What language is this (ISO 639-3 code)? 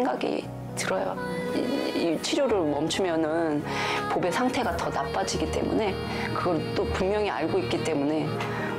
kor